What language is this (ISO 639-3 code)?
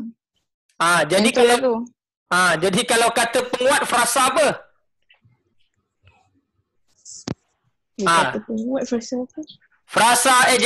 msa